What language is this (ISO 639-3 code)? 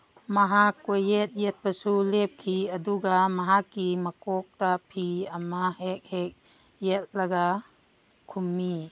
mni